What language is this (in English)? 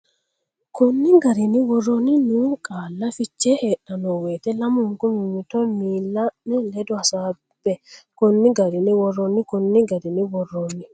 Sidamo